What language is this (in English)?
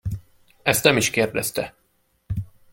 Hungarian